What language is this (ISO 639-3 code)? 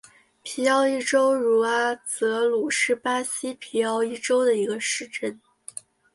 zho